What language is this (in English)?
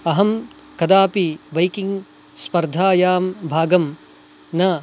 Sanskrit